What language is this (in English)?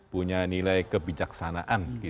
Indonesian